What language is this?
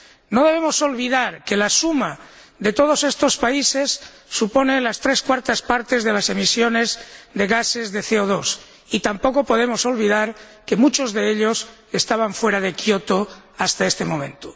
Spanish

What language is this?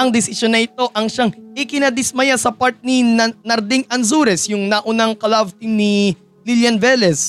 Filipino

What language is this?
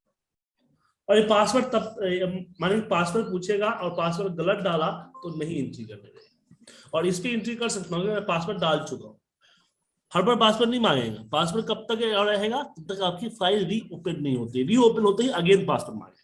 Hindi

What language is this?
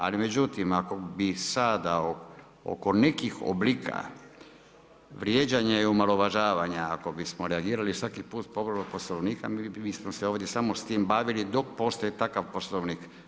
Croatian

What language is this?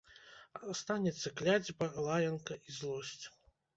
Belarusian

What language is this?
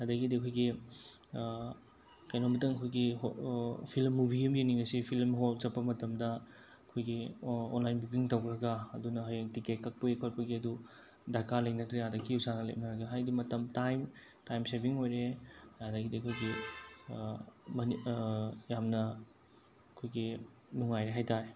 Manipuri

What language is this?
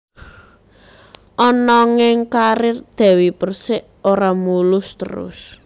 Javanese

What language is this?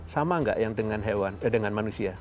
Indonesian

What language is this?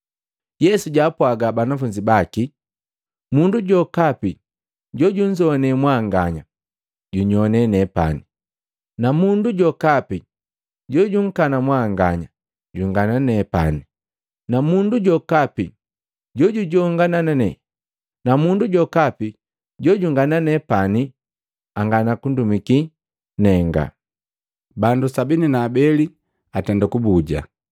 Matengo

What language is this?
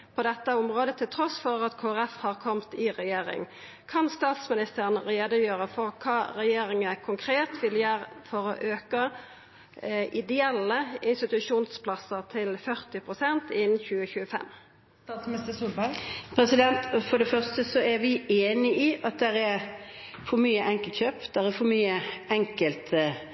Norwegian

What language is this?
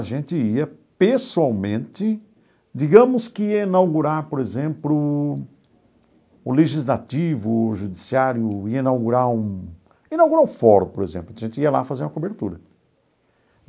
Portuguese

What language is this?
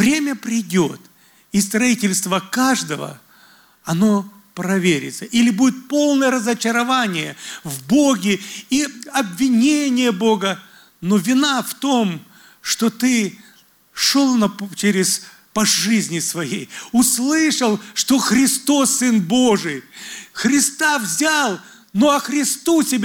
Russian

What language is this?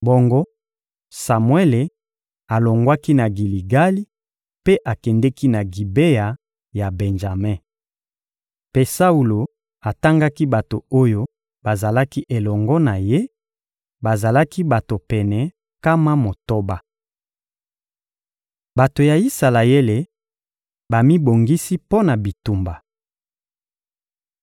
Lingala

